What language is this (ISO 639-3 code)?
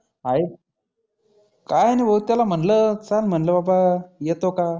mar